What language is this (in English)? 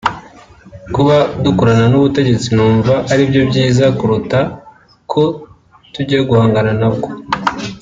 Kinyarwanda